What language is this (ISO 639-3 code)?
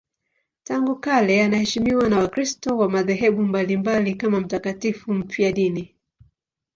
swa